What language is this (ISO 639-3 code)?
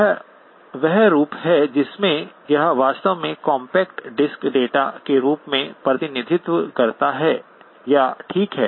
hin